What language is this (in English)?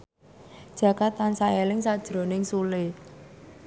Javanese